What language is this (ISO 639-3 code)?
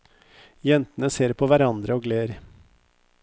nor